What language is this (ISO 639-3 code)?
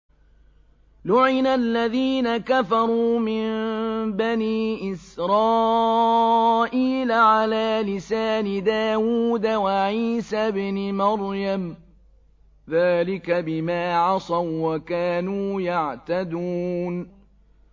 ara